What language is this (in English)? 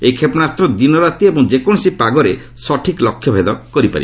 Odia